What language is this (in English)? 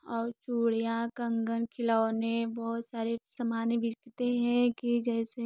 Hindi